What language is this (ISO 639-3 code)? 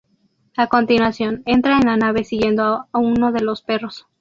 spa